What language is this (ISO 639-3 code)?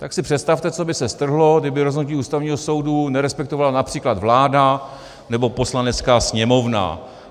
ces